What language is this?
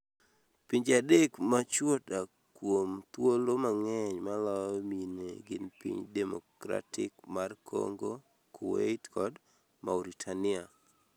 Luo (Kenya and Tanzania)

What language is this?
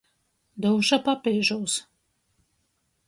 Latgalian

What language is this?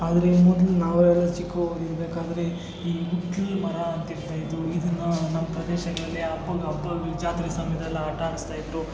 Kannada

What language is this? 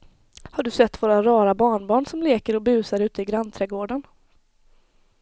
Swedish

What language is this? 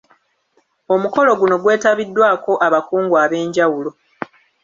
Ganda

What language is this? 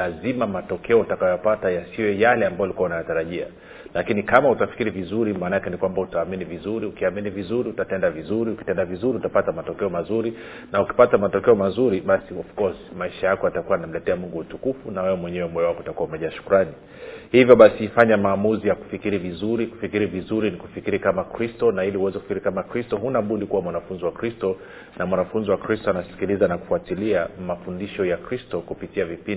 Swahili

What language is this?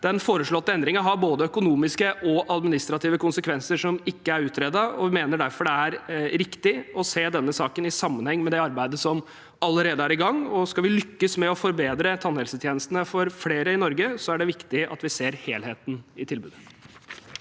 Norwegian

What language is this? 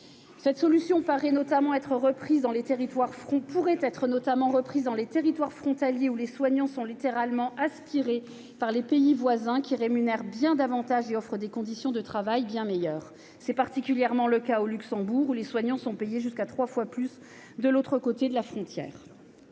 French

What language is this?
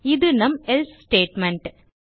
Tamil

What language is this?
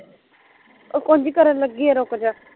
Punjabi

